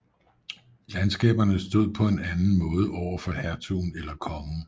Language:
Danish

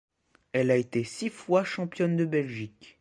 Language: French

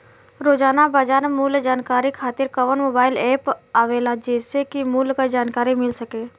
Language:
Bhojpuri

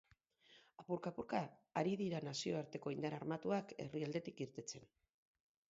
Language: Basque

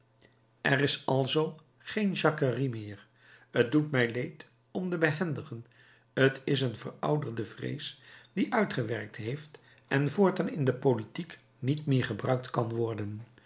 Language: Dutch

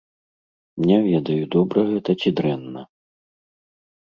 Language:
Belarusian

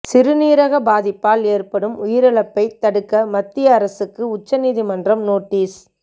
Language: Tamil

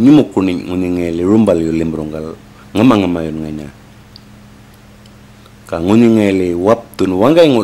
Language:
Indonesian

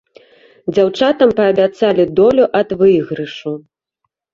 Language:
Belarusian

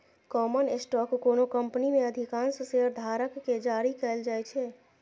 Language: Maithili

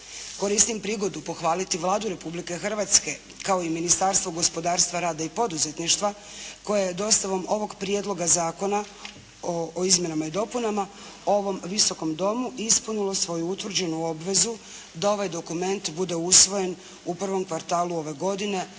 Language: Croatian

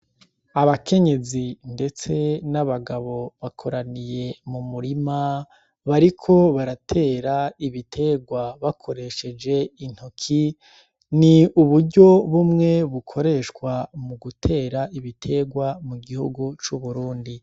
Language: Rundi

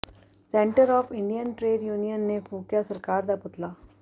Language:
Punjabi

